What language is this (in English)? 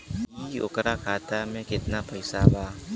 Bhojpuri